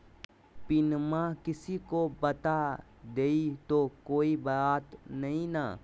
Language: Magahi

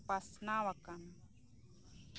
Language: Santali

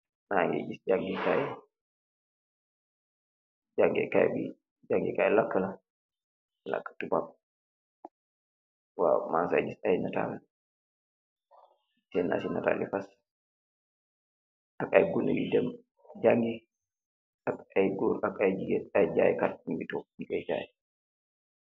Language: Wolof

